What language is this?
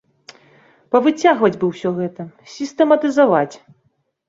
Belarusian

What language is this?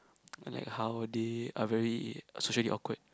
English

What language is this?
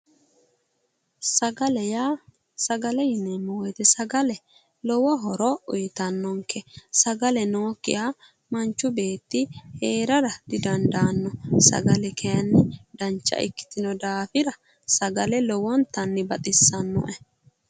Sidamo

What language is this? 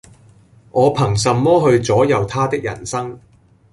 Cantonese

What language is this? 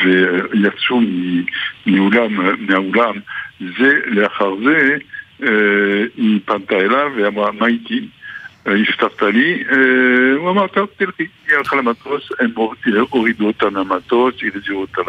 Hebrew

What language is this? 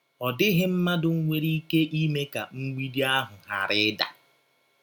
Igbo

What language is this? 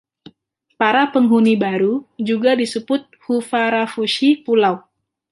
Indonesian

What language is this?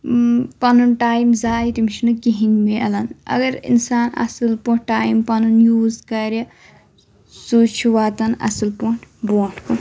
Kashmiri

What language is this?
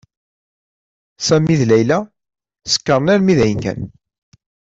Kabyle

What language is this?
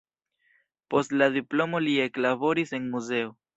Esperanto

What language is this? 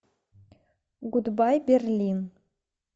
Russian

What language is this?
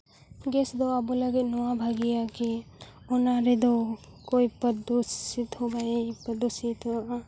Santali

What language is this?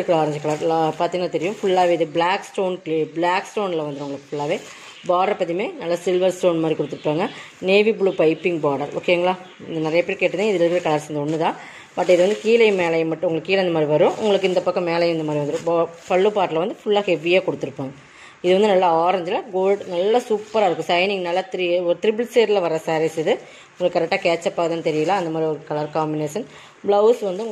Tamil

